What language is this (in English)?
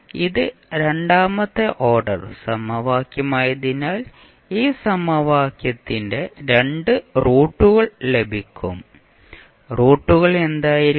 Malayalam